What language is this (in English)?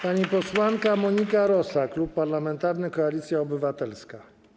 Polish